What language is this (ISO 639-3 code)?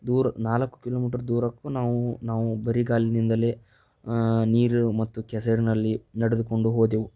kan